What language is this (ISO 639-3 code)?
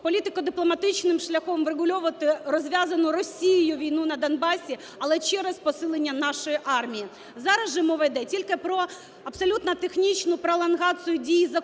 ukr